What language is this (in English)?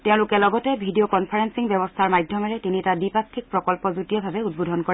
Assamese